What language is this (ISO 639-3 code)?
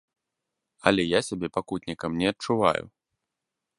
bel